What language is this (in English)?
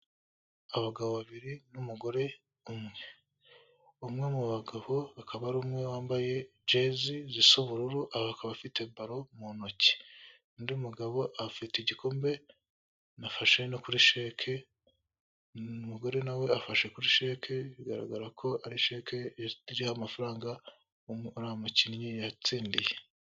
Kinyarwanda